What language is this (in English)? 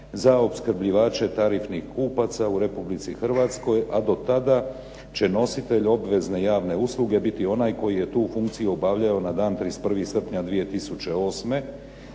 Croatian